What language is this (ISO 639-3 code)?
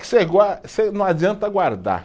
por